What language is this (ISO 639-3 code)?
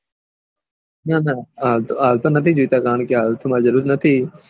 guj